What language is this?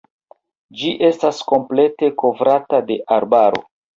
Esperanto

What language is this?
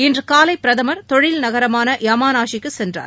Tamil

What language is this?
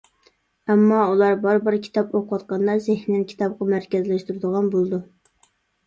Uyghur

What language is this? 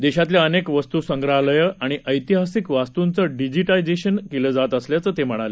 Marathi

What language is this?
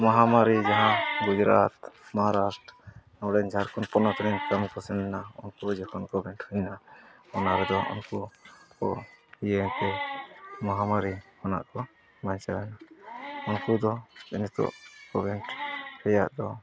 Santali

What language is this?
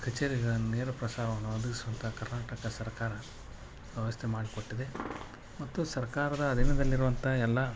Kannada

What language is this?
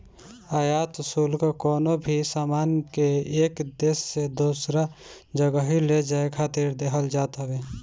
Bhojpuri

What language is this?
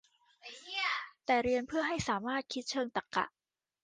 Thai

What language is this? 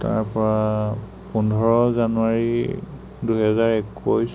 Assamese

